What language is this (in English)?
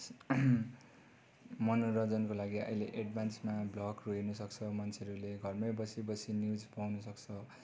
Nepali